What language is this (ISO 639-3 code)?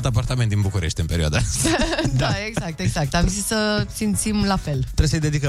ron